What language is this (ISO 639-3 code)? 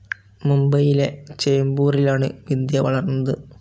mal